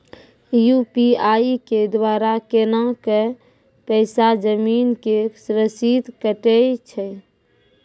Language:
Maithili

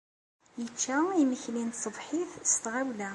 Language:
Kabyle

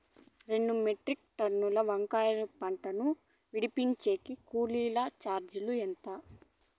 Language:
Telugu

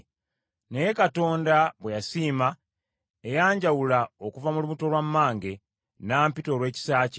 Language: Ganda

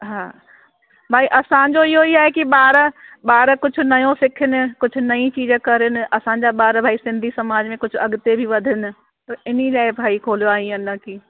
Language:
Sindhi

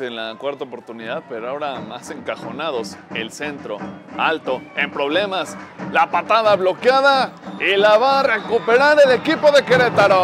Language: Spanish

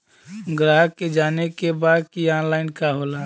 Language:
Bhojpuri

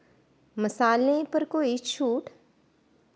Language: Dogri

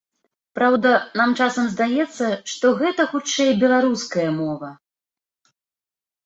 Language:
Belarusian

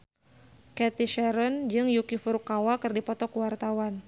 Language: Sundanese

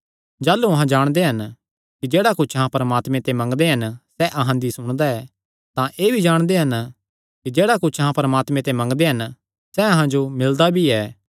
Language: Kangri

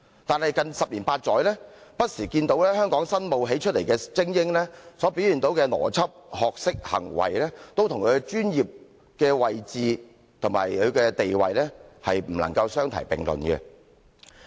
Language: Cantonese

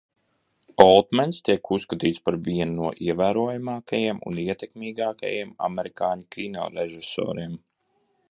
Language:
Latvian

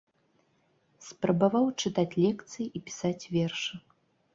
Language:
Belarusian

